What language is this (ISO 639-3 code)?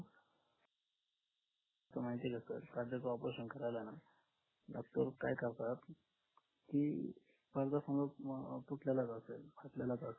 mar